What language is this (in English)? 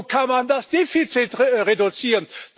German